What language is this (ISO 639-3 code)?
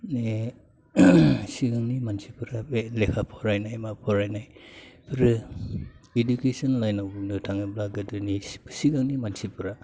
brx